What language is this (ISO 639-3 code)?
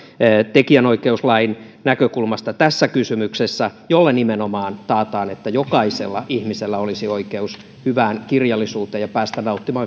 fin